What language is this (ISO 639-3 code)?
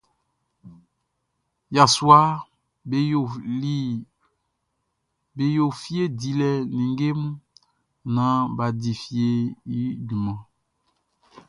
bci